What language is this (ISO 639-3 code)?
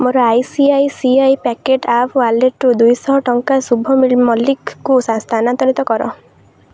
ori